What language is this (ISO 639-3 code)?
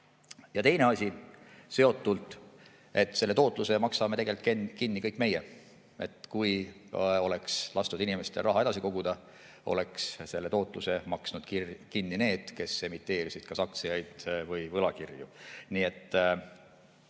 est